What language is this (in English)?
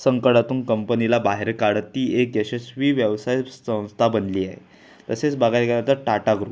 Marathi